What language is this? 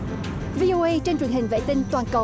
Vietnamese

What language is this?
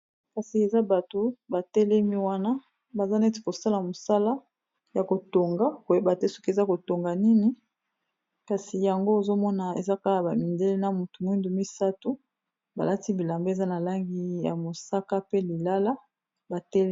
Lingala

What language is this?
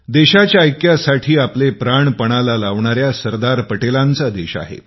Marathi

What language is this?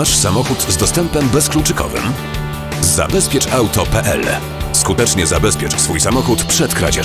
Polish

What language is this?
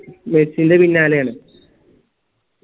Malayalam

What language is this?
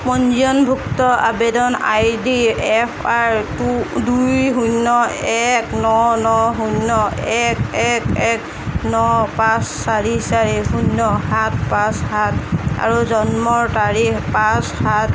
Assamese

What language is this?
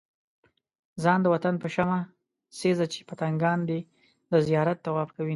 Pashto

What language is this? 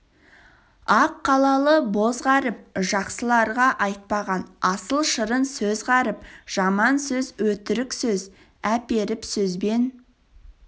Kazakh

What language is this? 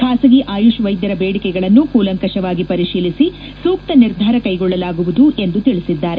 Kannada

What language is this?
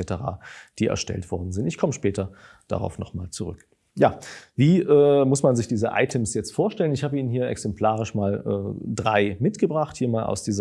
German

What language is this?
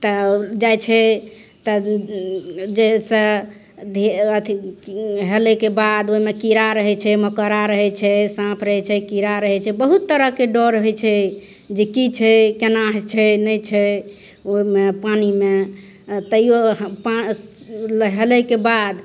Maithili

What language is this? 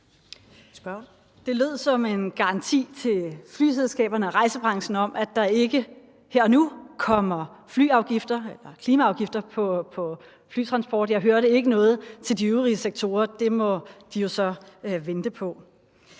Danish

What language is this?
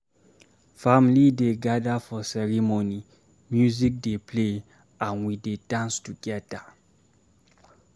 Nigerian Pidgin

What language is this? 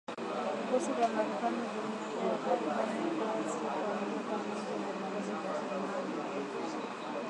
Swahili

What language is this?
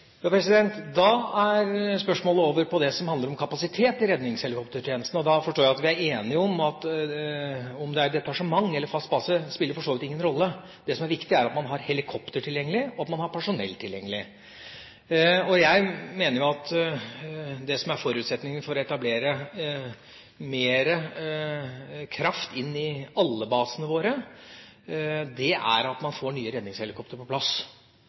Norwegian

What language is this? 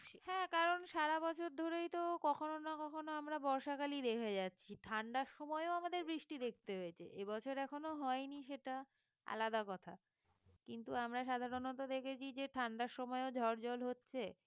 Bangla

